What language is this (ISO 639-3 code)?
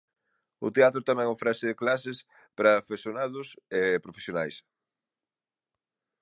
glg